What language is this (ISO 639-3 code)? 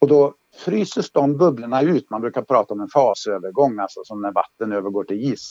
swe